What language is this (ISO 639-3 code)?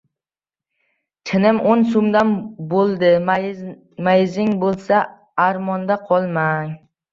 uzb